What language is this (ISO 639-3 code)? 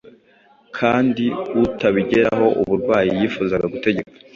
kin